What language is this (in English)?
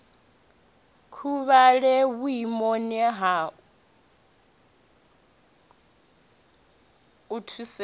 Venda